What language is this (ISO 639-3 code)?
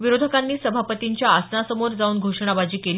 mar